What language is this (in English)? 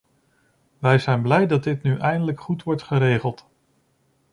Dutch